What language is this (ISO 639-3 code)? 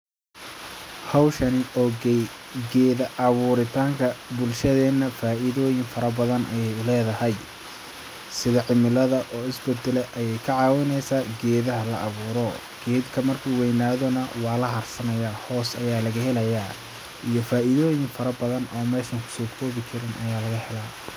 som